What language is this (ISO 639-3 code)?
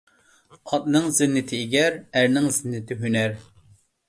uig